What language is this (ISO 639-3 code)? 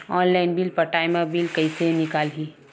hne